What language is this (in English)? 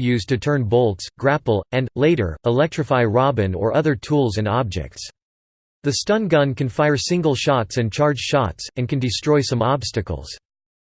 English